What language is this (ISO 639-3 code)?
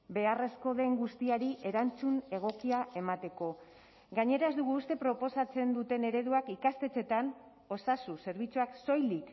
eus